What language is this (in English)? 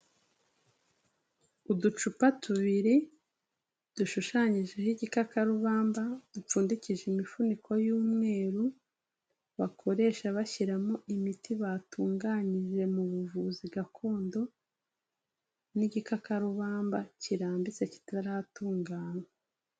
Kinyarwanda